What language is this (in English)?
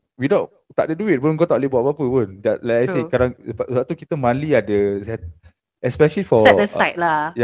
Malay